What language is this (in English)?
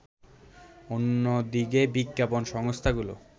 Bangla